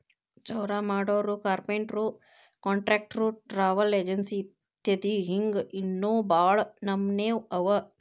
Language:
Kannada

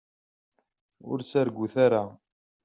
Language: Kabyle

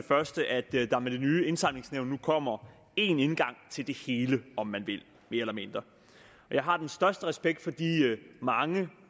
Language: Danish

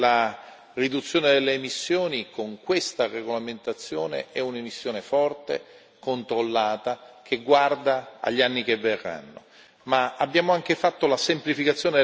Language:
Italian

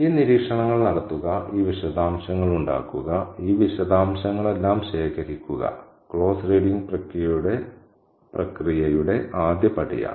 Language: Malayalam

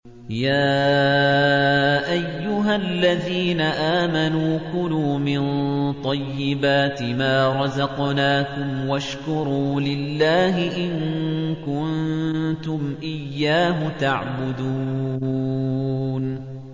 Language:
Arabic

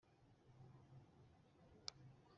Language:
Kinyarwanda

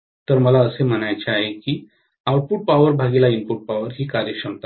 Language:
Marathi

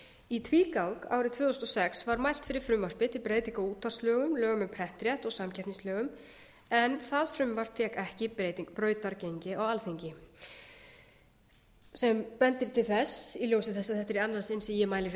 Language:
Icelandic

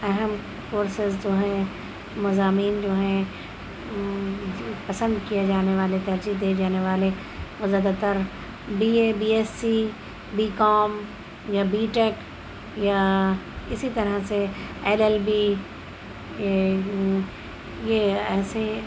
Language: Urdu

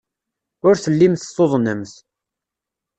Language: Kabyle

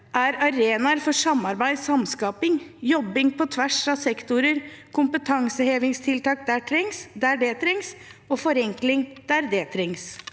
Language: Norwegian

